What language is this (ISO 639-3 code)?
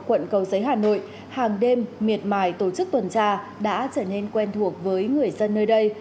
vie